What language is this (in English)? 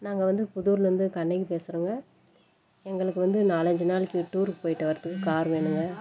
Tamil